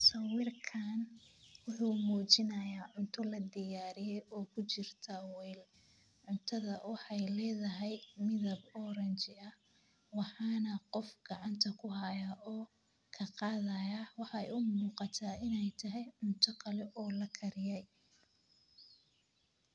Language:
Somali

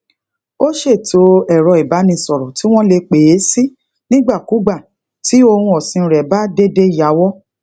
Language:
Yoruba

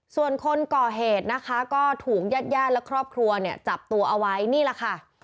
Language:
Thai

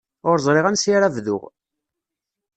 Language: Kabyle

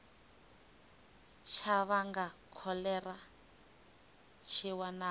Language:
Venda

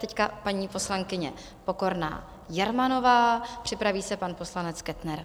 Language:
Czech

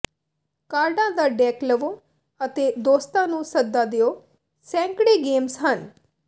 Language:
Punjabi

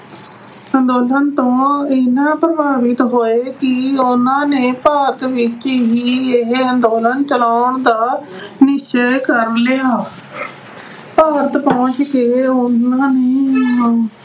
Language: Punjabi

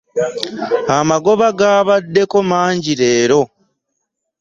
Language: Ganda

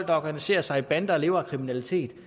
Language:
Danish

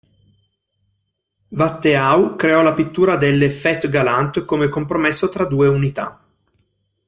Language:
Italian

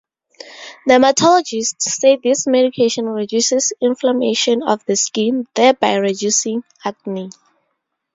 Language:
English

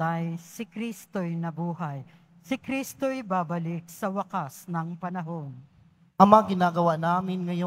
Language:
Filipino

